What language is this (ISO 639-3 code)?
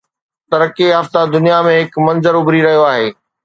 snd